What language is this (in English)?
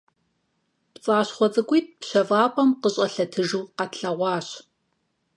Kabardian